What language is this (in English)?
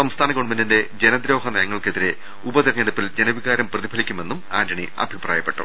Malayalam